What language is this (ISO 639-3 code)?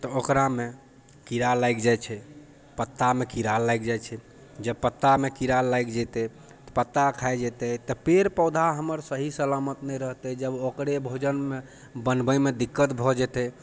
mai